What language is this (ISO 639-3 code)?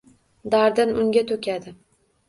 uzb